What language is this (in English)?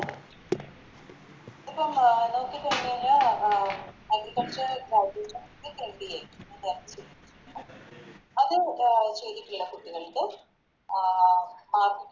Malayalam